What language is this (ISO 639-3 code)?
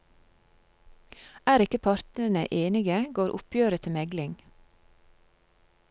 nor